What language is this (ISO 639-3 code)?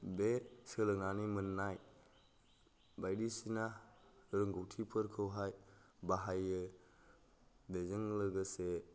brx